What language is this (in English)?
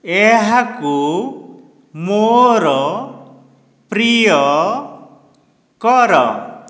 Odia